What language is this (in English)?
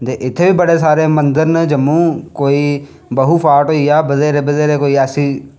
Dogri